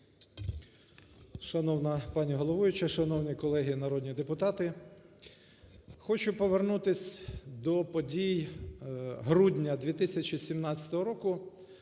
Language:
Ukrainian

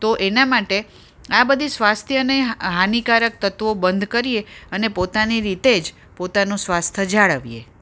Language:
Gujarati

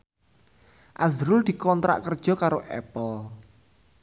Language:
Javanese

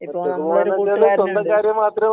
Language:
Malayalam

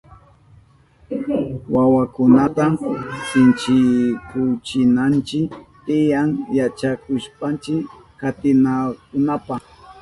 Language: Southern Pastaza Quechua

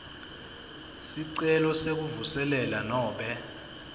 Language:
Swati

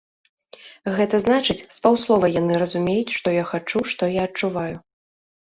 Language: Belarusian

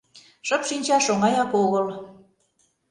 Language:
Mari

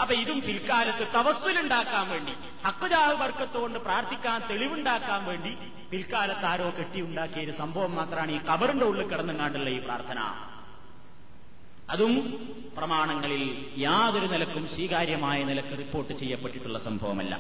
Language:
Malayalam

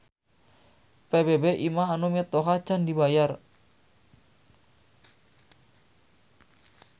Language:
Sundanese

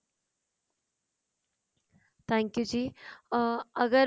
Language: Punjabi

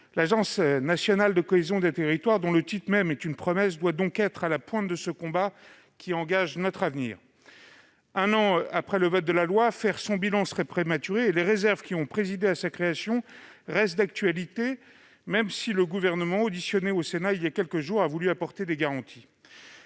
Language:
French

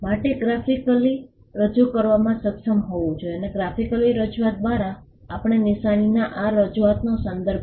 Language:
Gujarati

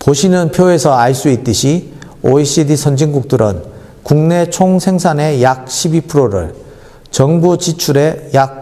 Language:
Korean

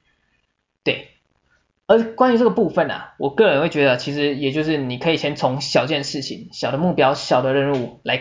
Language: Chinese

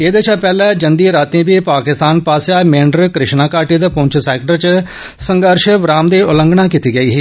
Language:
Dogri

